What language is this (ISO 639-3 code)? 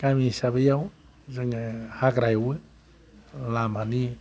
brx